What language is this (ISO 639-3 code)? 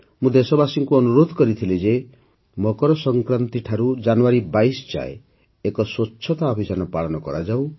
ori